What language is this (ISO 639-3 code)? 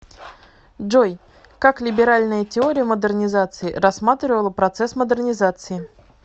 rus